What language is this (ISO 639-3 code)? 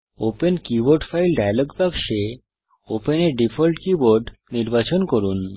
ben